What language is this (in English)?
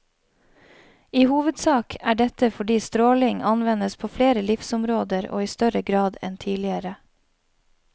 Norwegian